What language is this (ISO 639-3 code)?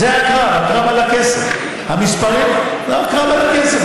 heb